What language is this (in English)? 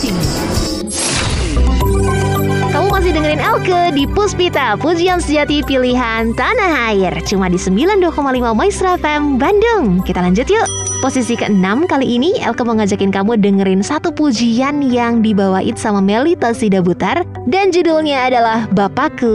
Indonesian